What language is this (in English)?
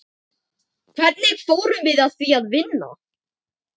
Icelandic